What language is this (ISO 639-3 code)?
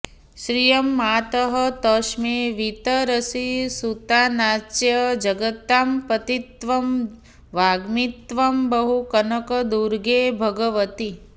san